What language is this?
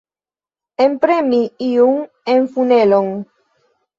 Esperanto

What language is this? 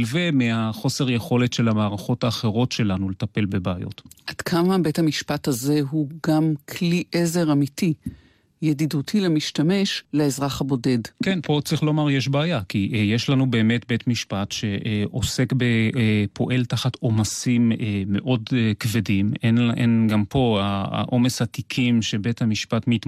Hebrew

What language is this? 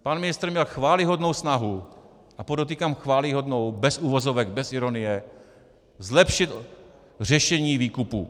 Czech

